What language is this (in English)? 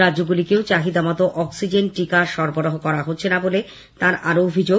Bangla